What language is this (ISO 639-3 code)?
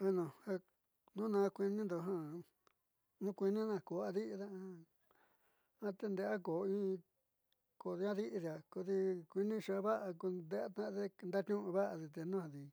mxy